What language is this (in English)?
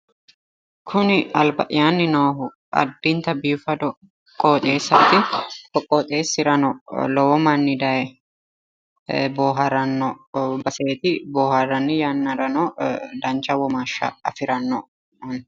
Sidamo